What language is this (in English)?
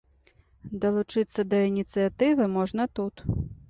Belarusian